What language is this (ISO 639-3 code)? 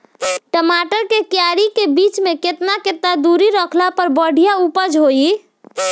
bho